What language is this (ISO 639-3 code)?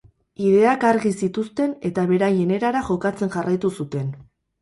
eus